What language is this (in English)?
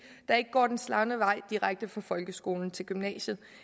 Danish